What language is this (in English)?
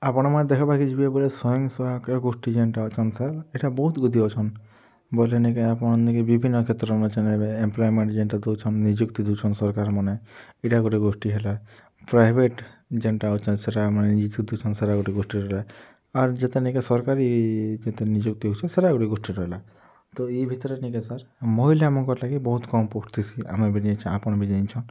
Odia